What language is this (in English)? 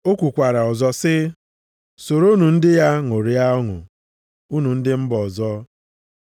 Igbo